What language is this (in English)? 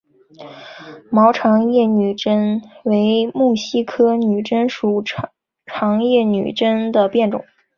Chinese